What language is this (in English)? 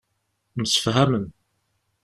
Kabyle